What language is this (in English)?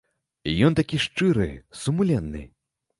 Belarusian